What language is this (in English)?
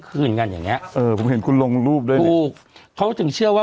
Thai